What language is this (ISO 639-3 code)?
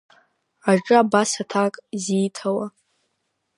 abk